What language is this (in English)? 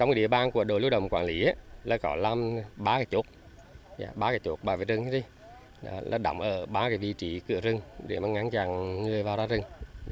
Vietnamese